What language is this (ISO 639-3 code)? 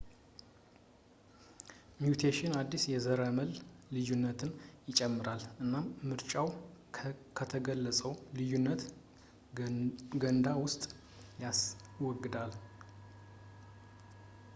amh